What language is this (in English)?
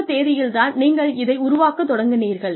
Tamil